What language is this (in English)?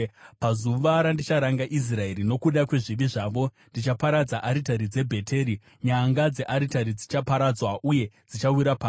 Shona